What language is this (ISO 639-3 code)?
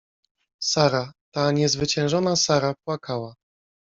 pol